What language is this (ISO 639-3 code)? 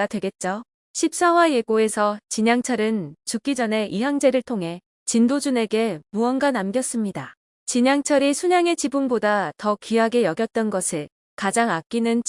kor